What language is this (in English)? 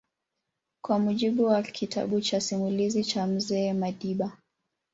Swahili